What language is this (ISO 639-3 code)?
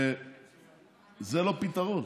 heb